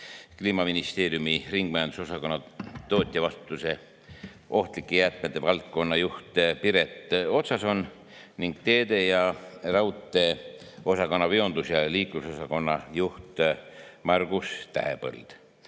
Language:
Estonian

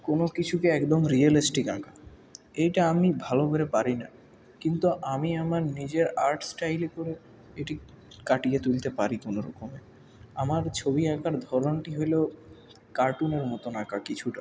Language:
Bangla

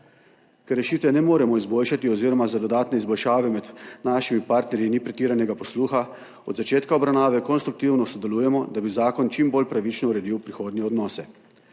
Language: Slovenian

